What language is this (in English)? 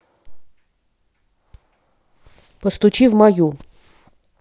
Russian